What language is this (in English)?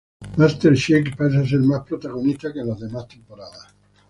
Spanish